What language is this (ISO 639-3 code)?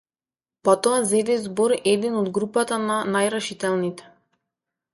mkd